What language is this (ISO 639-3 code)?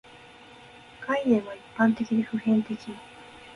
jpn